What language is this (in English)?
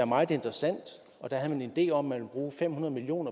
Danish